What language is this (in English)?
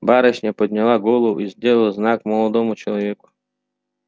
Russian